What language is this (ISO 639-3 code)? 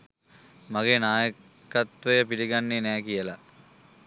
sin